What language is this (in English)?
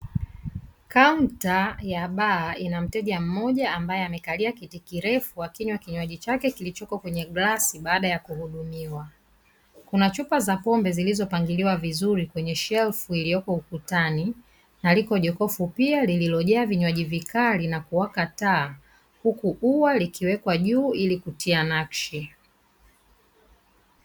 Swahili